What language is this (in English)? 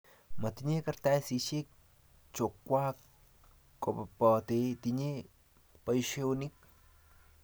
Kalenjin